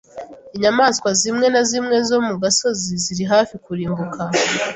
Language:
Kinyarwanda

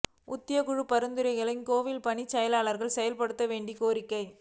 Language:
Tamil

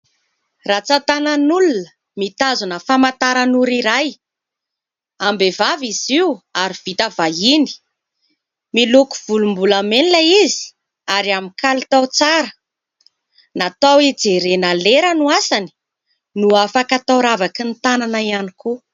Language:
Malagasy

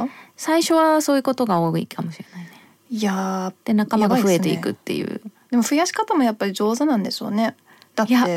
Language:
Japanese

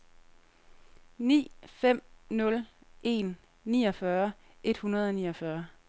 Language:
Danish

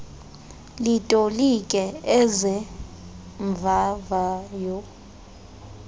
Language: Xhosa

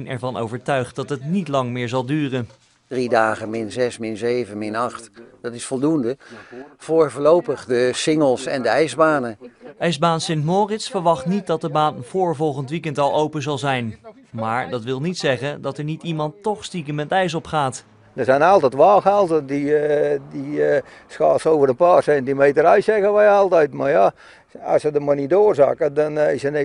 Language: Dutch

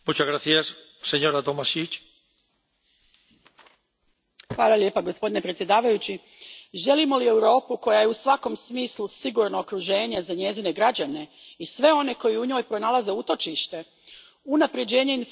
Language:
Croatian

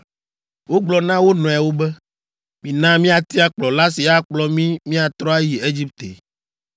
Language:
Ewe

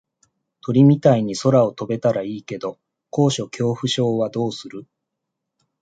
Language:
Japanese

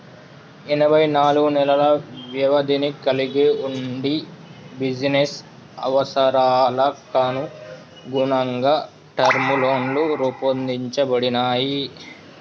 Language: Telugu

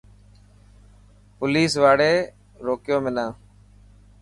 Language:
Dhatki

